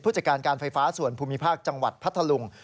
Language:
Thai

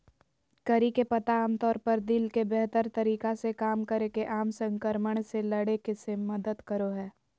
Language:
Magahi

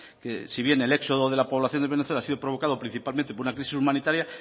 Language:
Spanish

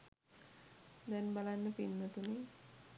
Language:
Sinhala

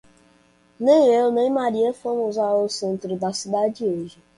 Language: Portuguese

